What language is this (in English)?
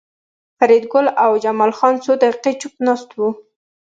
Pashto